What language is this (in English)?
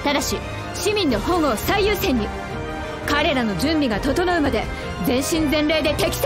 Japanese